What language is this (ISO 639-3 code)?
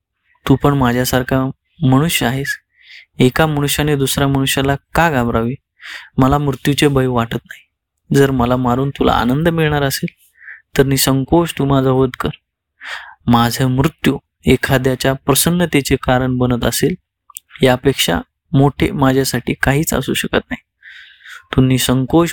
mar